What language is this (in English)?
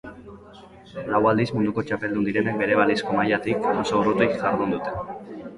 Basque